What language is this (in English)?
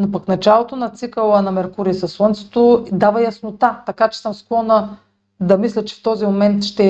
Bulgarian